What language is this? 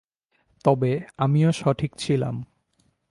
Bangla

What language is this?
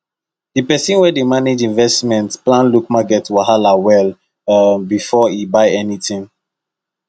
Nigerian Pidgin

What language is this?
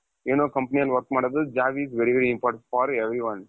Kannada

